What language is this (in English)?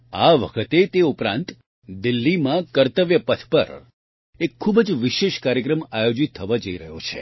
Gujarati